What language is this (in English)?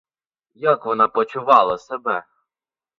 Ukrainian